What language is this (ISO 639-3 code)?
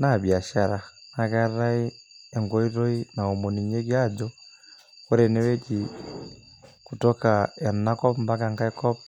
mas